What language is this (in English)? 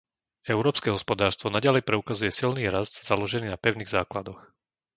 Slovak